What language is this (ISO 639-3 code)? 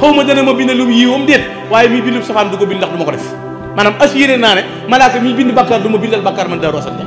ind